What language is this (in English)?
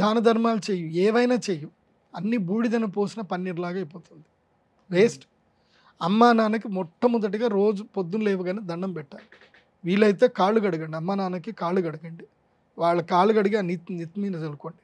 Telugu